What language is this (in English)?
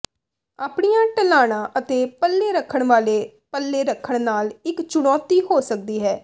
Punjabi